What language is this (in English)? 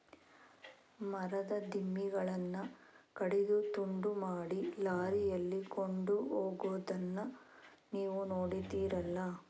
Kannada